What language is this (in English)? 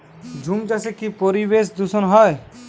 Bangla